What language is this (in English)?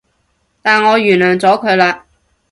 Cantonese